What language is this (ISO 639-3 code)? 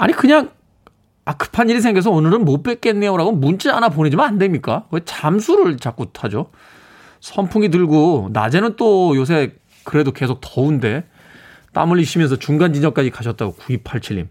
kor